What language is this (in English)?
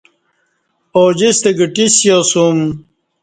Kati